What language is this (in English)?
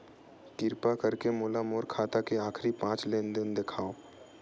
Chhattisgarhi